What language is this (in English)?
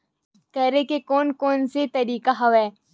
Chhattisgarhi